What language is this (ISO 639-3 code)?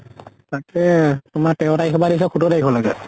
asm